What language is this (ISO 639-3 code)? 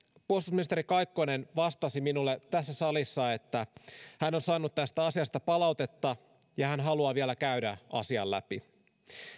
fin